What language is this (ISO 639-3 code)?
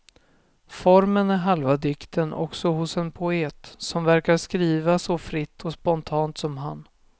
swe